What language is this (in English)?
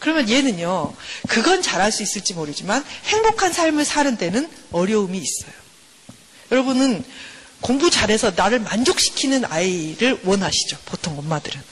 Korean